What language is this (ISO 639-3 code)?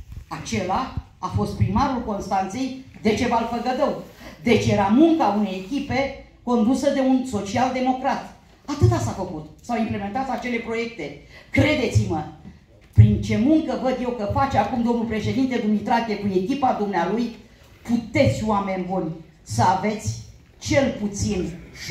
ron